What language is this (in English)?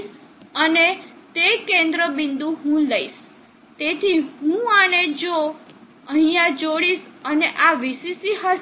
Gujarati